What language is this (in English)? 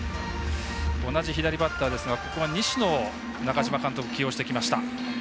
Japanese